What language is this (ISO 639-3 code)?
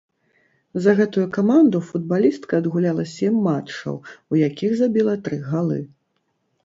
bel